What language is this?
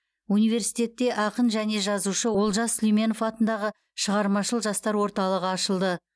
Kazakh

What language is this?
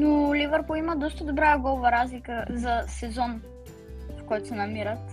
Bulgarian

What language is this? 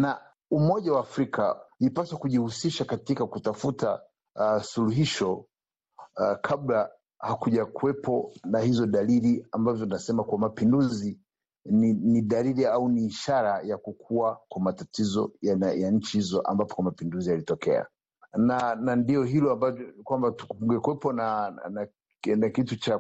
Swahili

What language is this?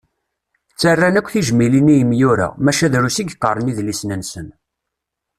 Kabyle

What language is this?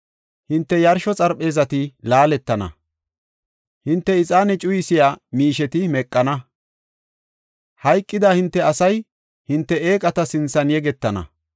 Gofa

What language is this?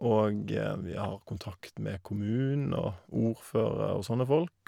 Norwegian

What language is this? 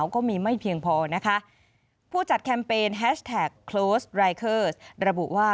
Thai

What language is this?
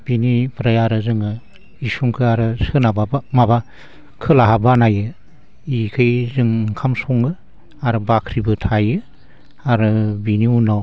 Bodo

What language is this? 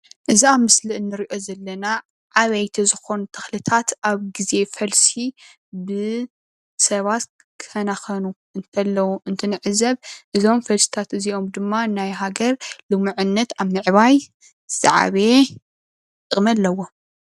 Tigrinya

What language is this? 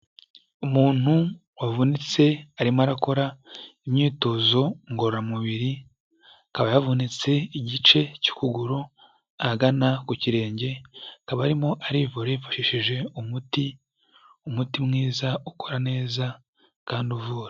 Kinyarwanda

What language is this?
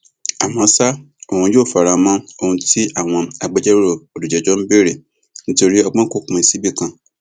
Yoruba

